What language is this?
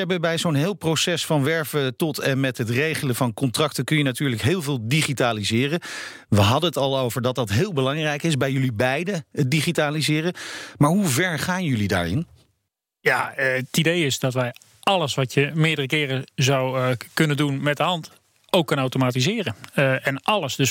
Dutch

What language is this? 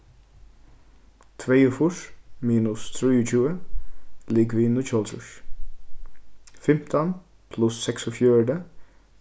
Faroese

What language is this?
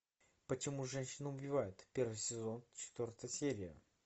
Russian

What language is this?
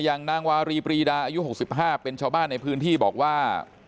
Thai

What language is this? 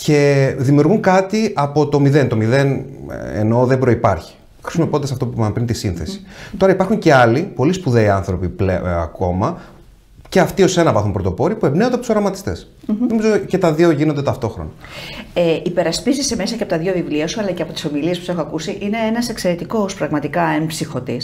Greek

